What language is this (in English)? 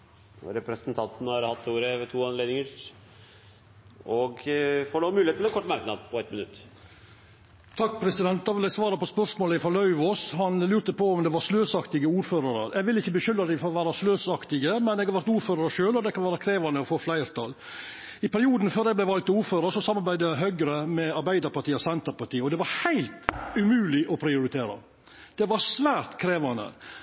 Norwegian